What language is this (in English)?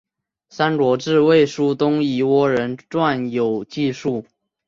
Chinese